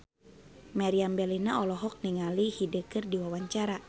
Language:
Sundanese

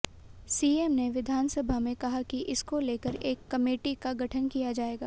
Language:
Hindi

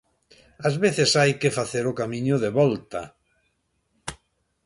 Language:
Galician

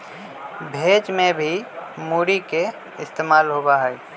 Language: Magahi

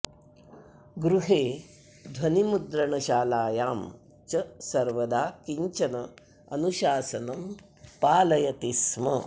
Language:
Sanskrit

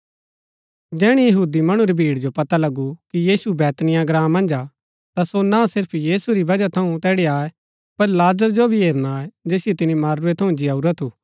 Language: Gaddi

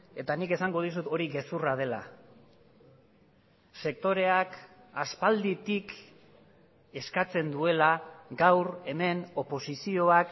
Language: Basque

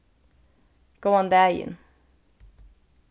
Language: Faroese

